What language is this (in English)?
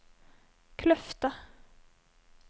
Norwegian